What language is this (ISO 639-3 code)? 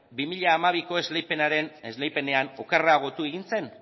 eus